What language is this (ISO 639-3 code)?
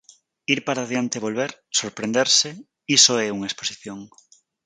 glg